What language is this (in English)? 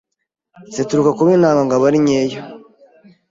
Kinyarwanda